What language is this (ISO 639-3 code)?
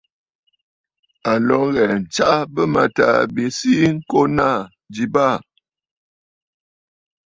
bfd